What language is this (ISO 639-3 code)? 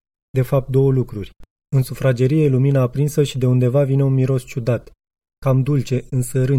ron